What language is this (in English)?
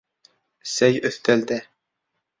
Bashkir